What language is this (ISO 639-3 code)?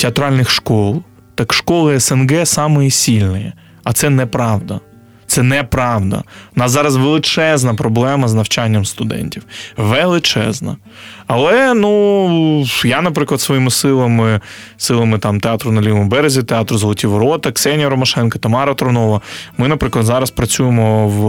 ukr